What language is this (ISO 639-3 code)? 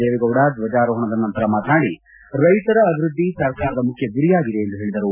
kan